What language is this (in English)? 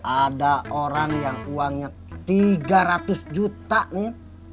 Indonesian